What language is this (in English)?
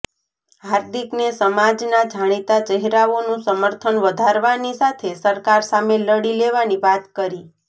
Gujarati